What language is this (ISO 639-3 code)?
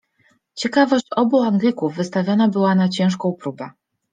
pol